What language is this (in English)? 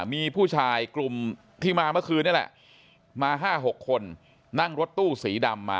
Thai